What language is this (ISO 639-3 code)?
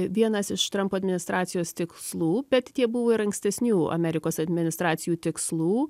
lit